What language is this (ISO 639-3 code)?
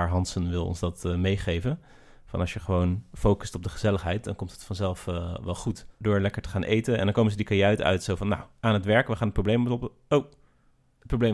nld